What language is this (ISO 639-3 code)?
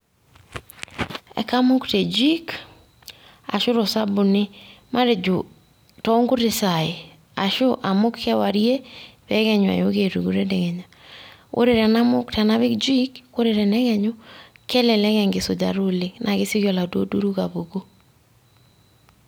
mas